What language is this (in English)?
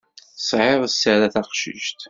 Kabyle